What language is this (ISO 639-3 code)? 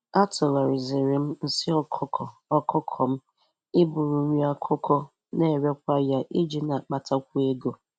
ibo